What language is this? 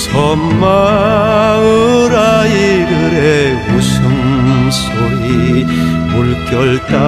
Korean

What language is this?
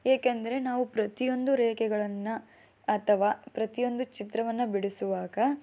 Kannada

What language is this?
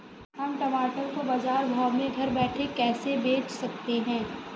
Hindi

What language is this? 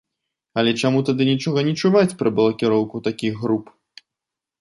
Belarusian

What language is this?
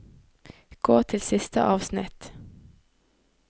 Norwegian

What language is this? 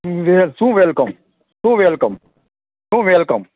Gujarati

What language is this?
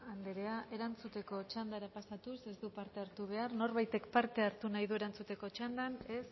Basque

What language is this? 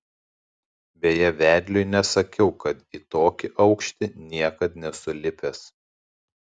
Lithuanian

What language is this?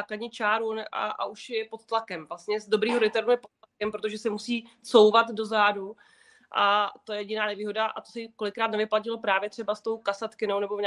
Czech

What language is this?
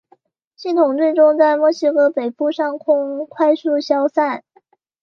Chinese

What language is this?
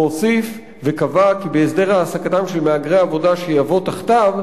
Hebrew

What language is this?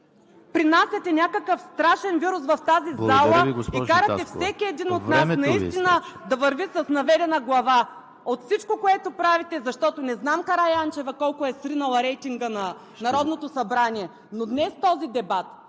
Bulgarian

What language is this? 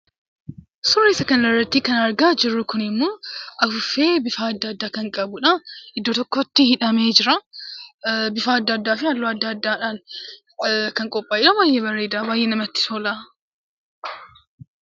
Oromo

